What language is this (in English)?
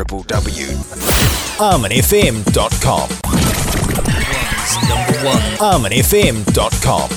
Urdu